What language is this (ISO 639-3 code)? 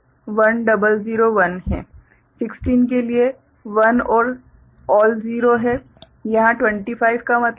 hin